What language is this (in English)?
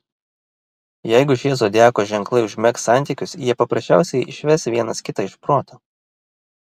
Lithuanian